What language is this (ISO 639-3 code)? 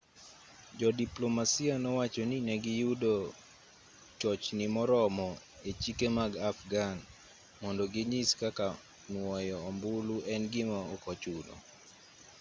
luo